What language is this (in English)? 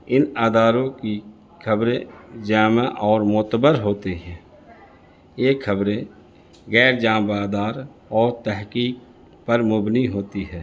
Urdu